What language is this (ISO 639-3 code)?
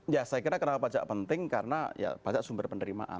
ind